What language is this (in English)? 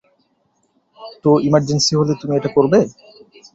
Bangla